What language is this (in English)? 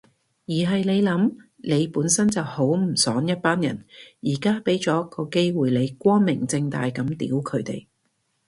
Cantonese